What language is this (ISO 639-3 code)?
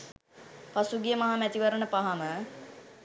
sin